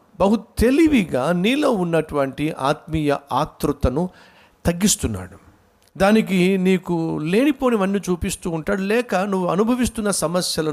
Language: Telugu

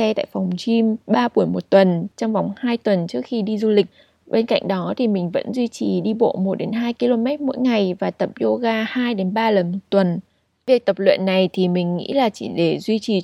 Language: Vietnamese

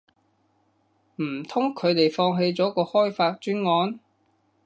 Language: Cantonese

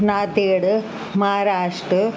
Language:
Sindhi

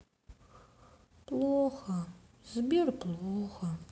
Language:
Russian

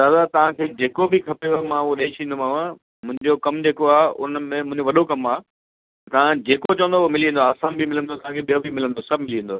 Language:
Sindhi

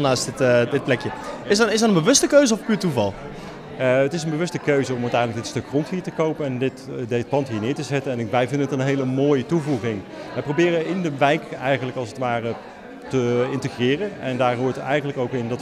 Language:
Dutch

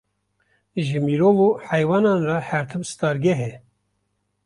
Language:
Kurdish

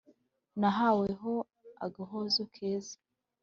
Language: Kinyarwanda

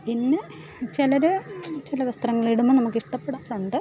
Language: Malayalam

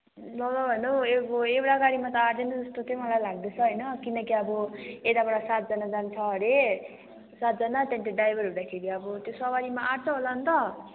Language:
Nepali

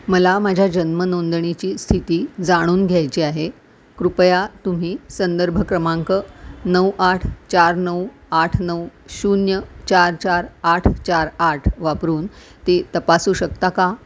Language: Marathi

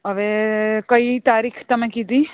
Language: Gujarati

